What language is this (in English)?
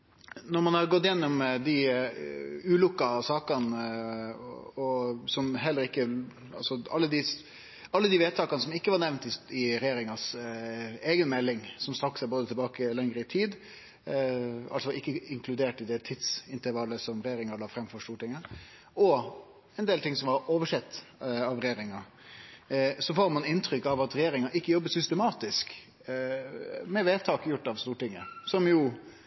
Norwegian Nynorsk